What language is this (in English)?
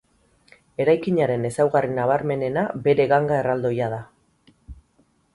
Basque